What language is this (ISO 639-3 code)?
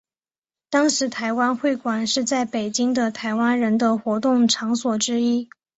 zho